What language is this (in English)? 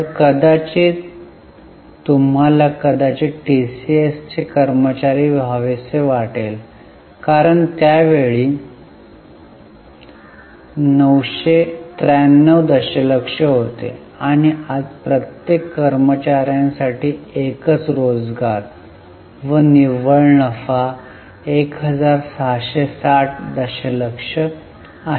Marathi